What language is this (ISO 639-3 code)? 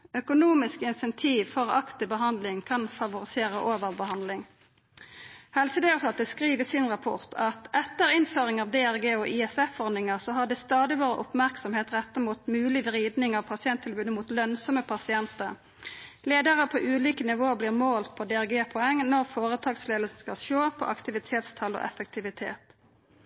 nno